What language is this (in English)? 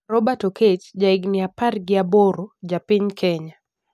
Luo (Kenya and Tanzania)